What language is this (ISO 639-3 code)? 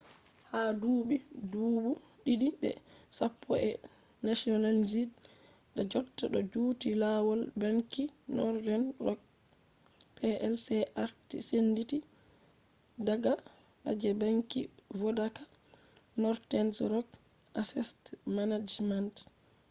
ful